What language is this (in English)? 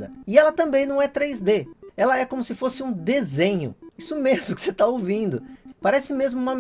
Portuguese